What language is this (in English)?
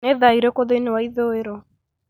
Kikuyu